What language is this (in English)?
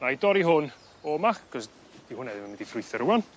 Welsh